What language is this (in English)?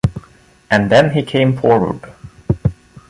English